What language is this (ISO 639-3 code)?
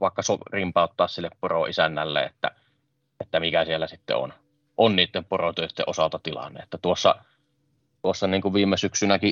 fin